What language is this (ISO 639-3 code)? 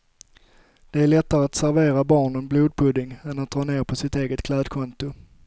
swe